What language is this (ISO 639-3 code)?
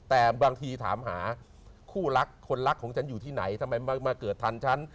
tha